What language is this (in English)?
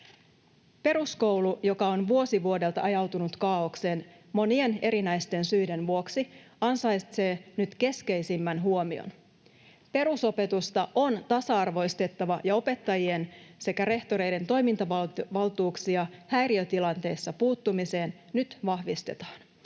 Finnish